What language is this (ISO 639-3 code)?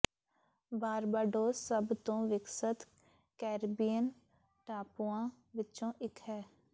pan